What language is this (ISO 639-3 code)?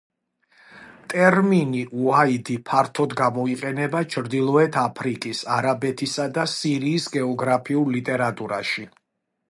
kat